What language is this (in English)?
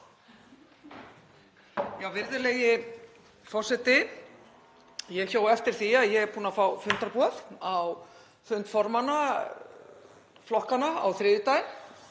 Icelandic